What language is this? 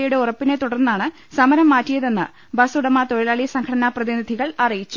Malayalam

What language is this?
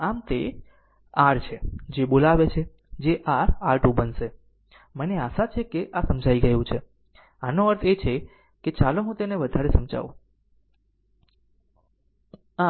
Gujarati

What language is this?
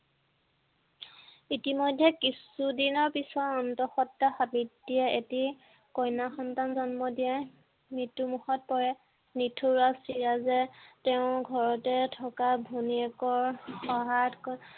Assamese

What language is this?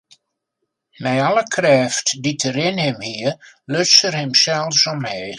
Western Frisian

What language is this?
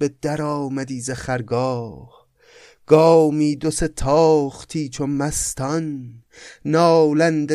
Persian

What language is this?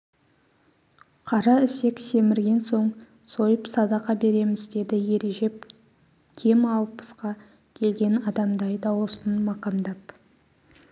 Kazakh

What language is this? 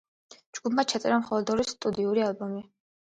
Georgian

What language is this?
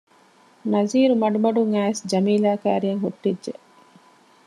Divehi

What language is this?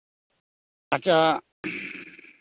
Santali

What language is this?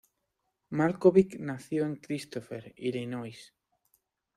Spanish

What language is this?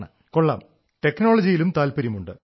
Malayalam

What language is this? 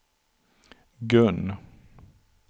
Swedish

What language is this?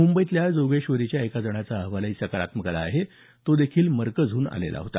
Marathi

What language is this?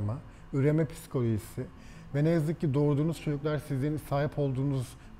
Turkish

